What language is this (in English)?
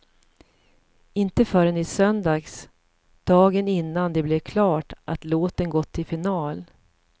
Swedish